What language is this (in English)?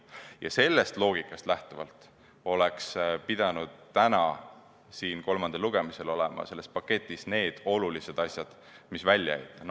Estonian